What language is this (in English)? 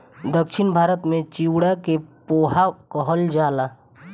Bhojpuri